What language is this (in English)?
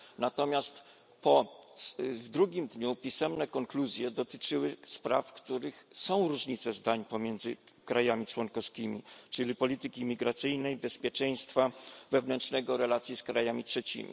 Polish